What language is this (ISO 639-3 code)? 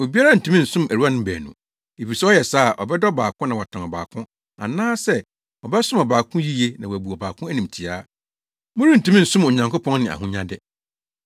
aka